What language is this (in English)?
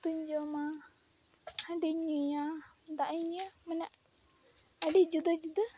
Santali